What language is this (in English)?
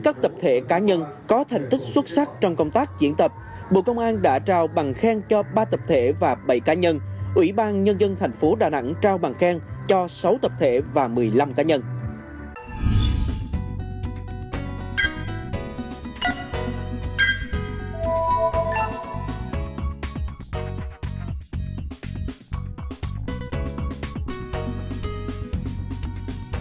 Vietnamese